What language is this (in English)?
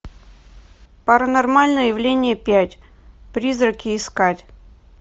Russian